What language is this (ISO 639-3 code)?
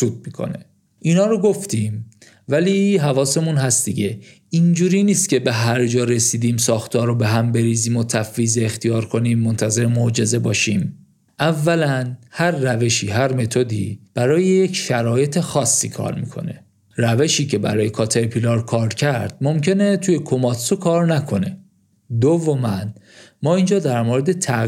fas